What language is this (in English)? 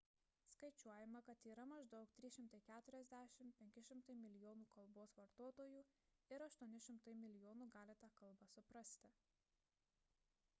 Lithuanian